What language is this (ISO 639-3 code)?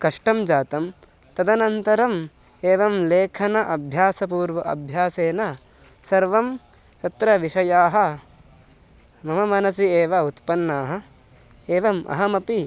san